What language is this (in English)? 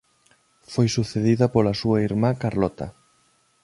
Galician